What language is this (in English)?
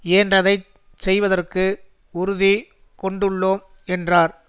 Tamil